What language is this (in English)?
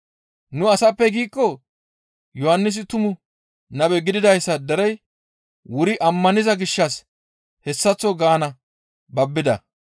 Gamo